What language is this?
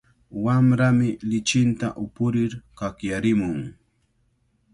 Cajatambo North Lima Quechua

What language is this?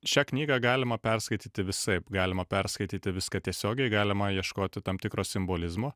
Lithuanian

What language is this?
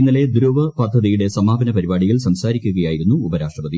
Malayalam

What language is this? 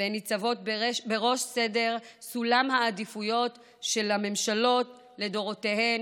Hebrew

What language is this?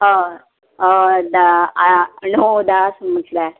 Konkani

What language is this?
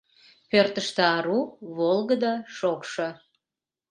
Mari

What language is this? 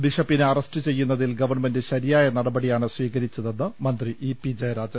Malayalam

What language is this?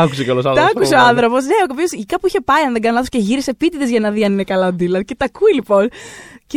Greek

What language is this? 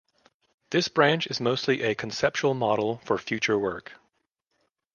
English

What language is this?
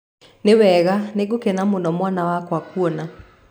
Kikuyu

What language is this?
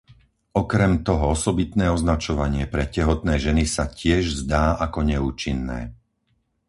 Slovak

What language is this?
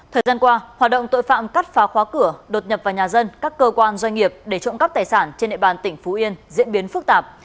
Vietnamese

